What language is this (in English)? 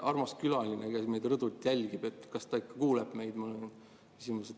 Estonian